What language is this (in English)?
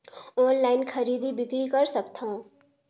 Chhattisgarhi